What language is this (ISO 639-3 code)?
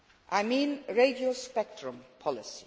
eng